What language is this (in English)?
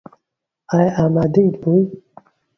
Central Kurdish